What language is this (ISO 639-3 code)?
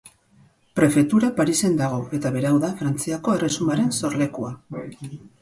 eus